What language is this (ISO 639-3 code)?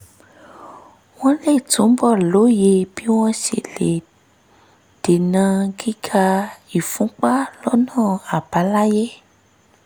yor